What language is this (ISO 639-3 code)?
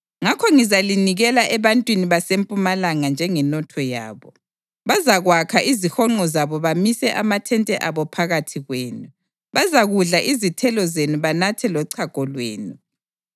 nde